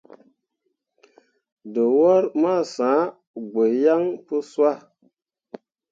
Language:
Mundang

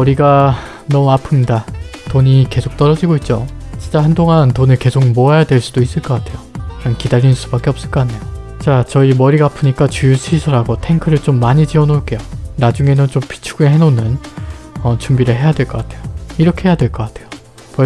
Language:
Korean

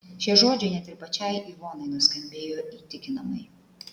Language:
Lithuanian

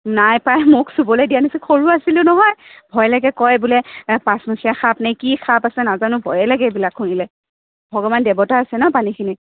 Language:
Assamese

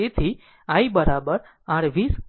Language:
Gujarati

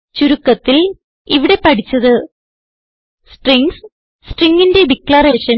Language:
Malayalam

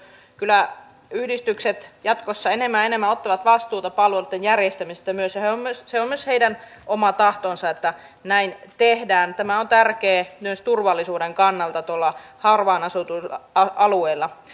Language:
Finnish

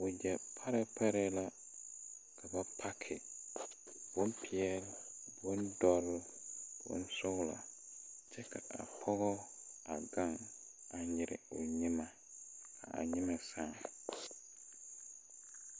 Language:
Southern Dagaare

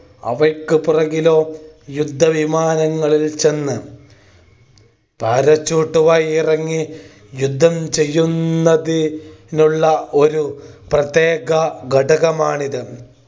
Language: Malayalam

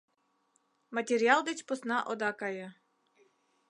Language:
Mari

